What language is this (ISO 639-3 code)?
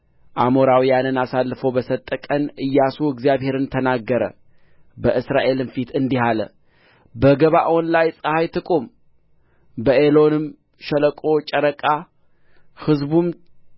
amh